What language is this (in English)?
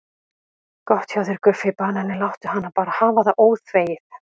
Icelandic